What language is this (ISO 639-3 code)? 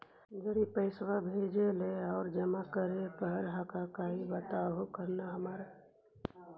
mag